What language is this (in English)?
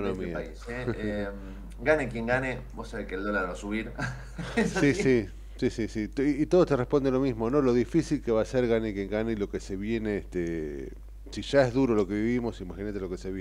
Spanish